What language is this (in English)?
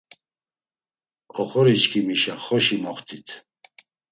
Laz